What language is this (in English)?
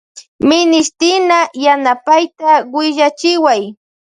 Loja Highland Quichua